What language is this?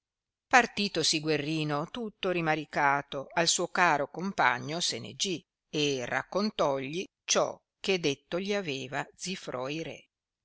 Italian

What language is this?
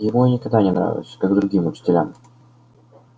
Russian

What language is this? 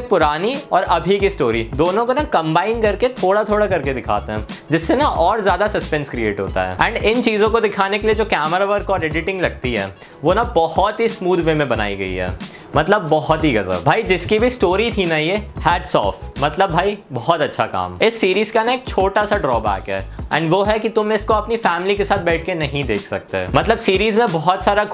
Hindi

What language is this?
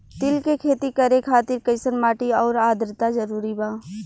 Bhojpuri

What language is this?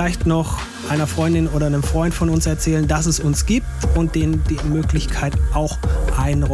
German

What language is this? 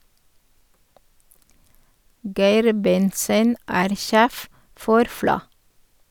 Norwegian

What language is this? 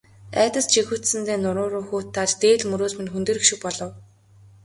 Mongolian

